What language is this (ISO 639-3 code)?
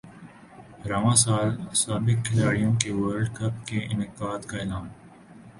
urd